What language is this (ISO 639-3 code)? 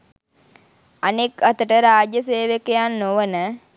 sin